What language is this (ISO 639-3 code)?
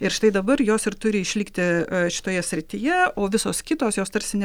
lit